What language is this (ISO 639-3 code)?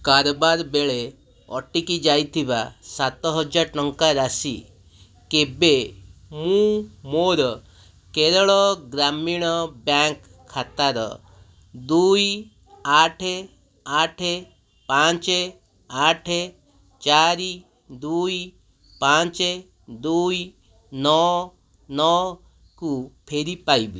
ori